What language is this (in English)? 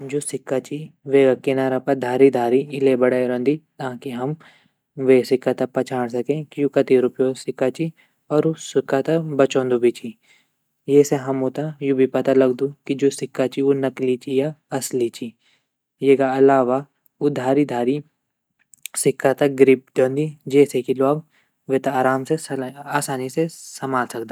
Garhwali